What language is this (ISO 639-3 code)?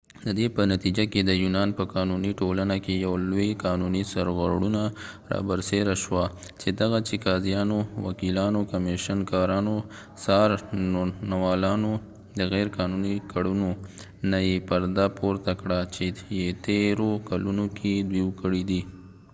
pus